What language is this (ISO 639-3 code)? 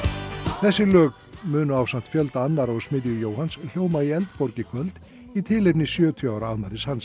isl